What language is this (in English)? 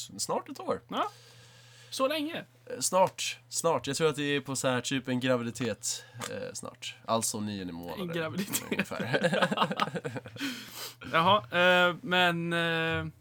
Swedish